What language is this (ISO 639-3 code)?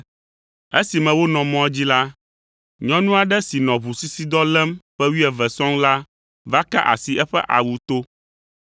ewe